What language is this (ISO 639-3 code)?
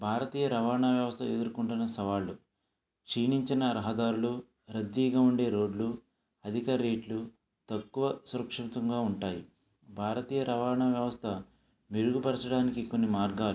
tel